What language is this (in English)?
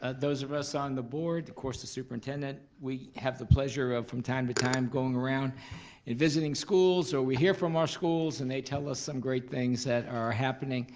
English